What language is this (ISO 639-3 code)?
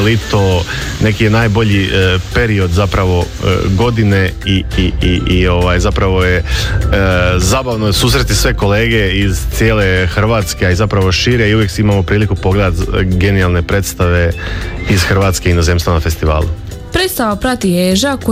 hrv